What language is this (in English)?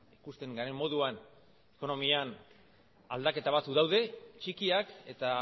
Basque